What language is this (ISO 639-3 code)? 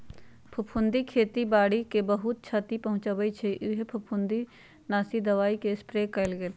mag